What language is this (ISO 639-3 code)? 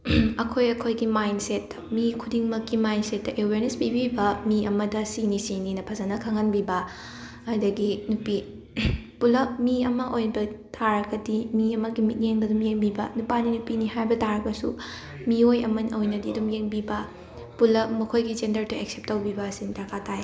mni